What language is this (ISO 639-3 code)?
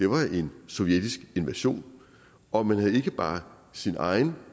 dan